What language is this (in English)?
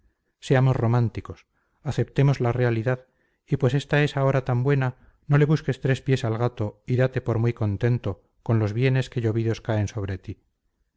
Spanish